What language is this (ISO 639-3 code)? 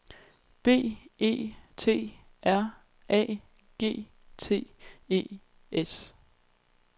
dan